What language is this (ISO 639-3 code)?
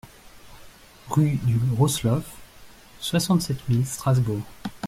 fra